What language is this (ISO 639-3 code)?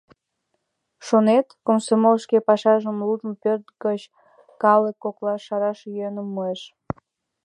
chm